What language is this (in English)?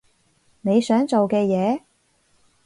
Cantonese